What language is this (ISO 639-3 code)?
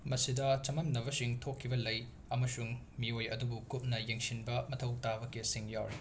mni